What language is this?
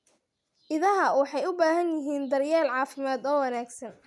Somali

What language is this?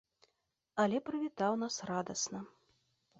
Belarusian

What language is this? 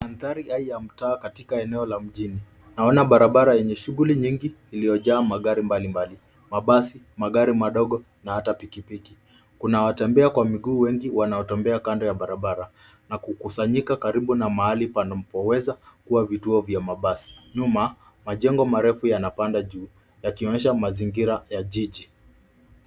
Swahili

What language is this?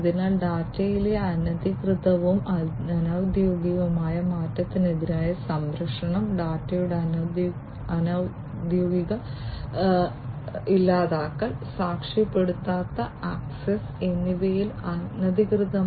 Malayalam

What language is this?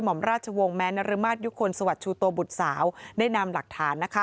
Thai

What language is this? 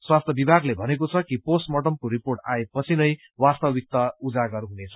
Nepali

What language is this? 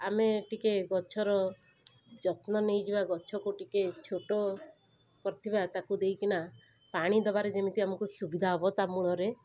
Odia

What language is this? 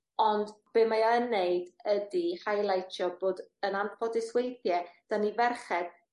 Welsh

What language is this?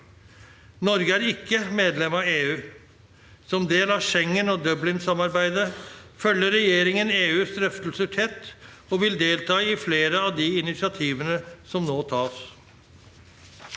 Norwegian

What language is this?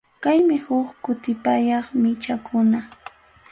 Ayacucho Quechua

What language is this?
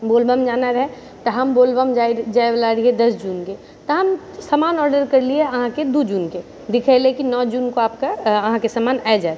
Maithili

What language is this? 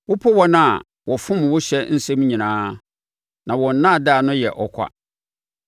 Akan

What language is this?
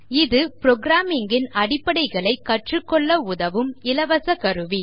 Tamil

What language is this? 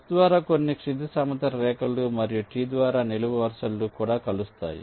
Telugu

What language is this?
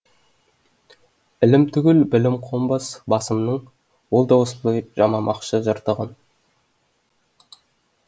Kazakh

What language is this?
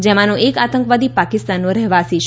Gujarati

